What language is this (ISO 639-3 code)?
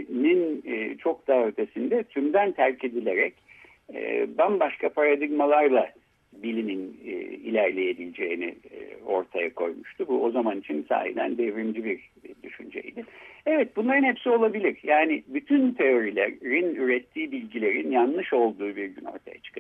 tur